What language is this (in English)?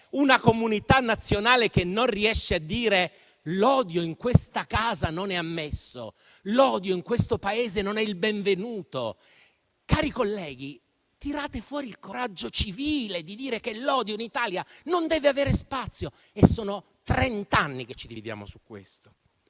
Italian